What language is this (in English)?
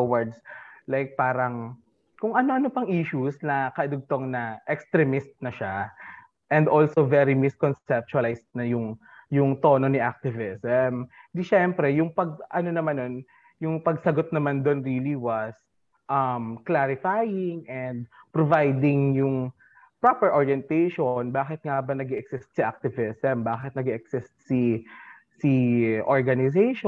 Filipino